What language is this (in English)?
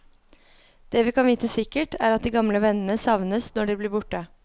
Norwegian